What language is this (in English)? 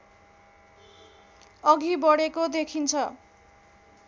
Nepali